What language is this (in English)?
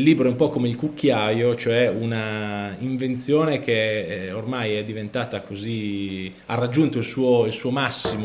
Italian